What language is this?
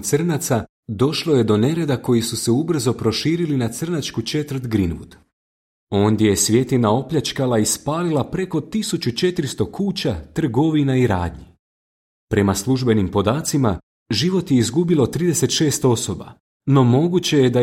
Croatian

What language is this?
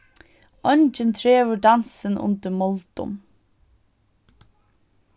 Faroese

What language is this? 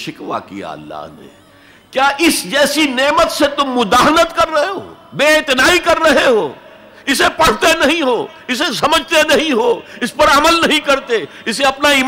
Urdu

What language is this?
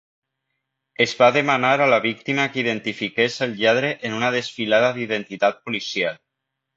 Catalan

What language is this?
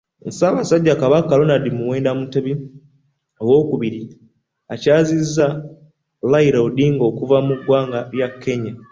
Ganda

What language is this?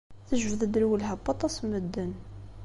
Kabyle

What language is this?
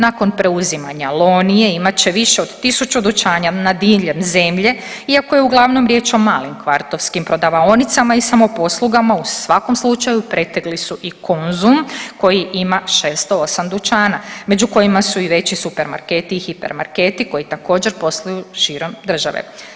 Croatian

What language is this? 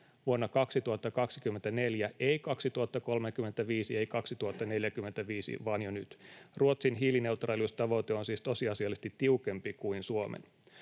Finnish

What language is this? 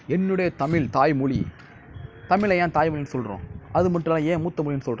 Tamil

